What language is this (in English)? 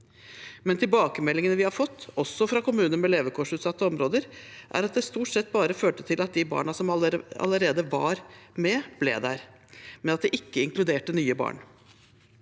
Norwegian